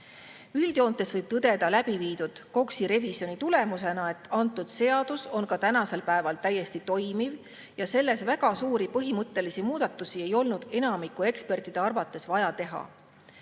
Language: Estonian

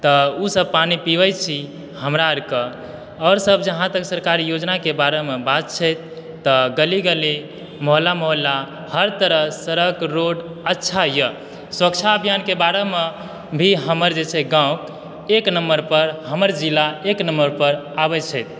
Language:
Maithili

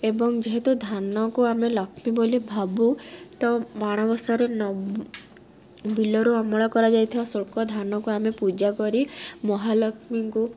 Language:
Odia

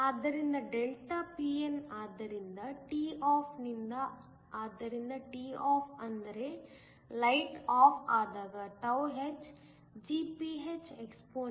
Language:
Kannada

